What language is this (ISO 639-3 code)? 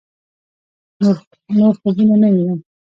pus